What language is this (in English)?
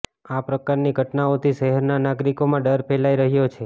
Gujarati